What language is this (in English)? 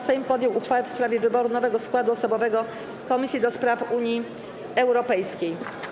Polish